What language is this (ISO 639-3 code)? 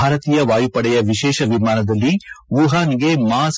kan